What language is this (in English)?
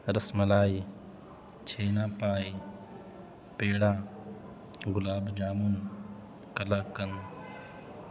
Urdu